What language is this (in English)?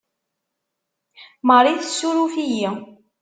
Kabyle